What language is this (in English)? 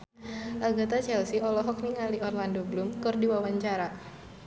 Sundanese